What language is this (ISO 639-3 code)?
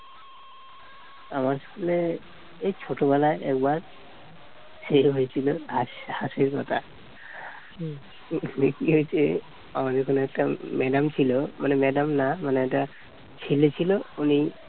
ben